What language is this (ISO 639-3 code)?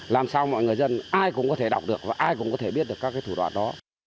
vie